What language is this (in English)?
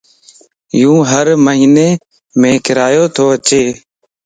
Lasi